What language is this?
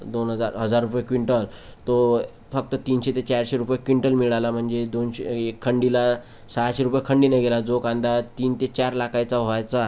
Marathi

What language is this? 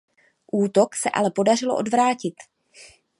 Czech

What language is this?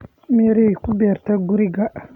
Somali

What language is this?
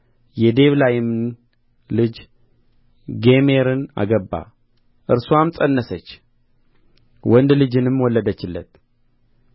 Amharic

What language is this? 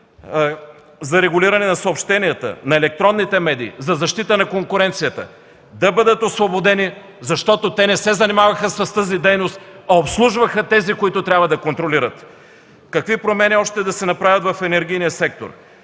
Bulgarian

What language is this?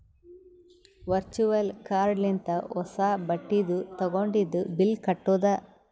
Kannada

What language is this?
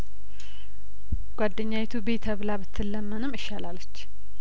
Amharic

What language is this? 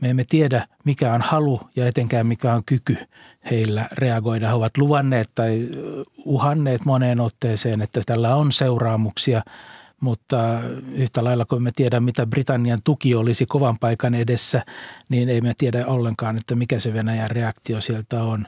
Finnish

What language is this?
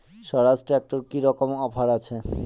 Bangla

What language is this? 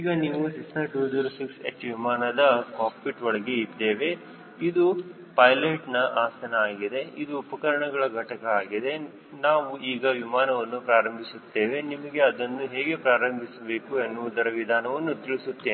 Kannada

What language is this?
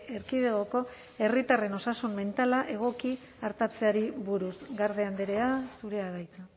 Basque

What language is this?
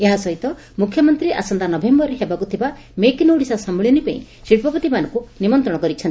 Odia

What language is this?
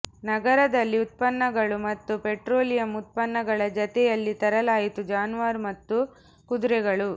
Kannada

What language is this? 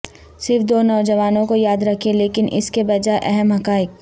Urdu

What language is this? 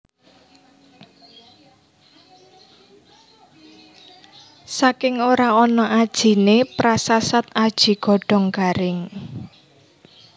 Javanese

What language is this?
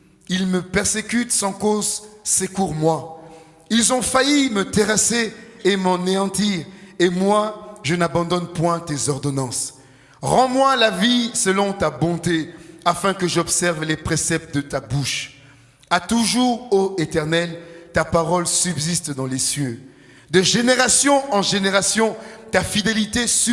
French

